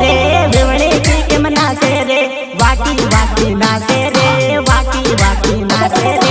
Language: Hindi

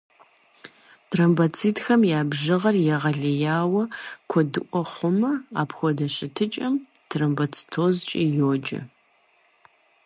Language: Kabardian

